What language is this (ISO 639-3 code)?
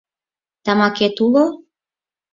chm